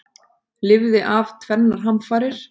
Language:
Icelandic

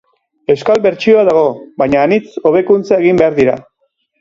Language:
Basque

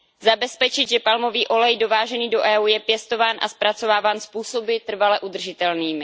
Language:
Czech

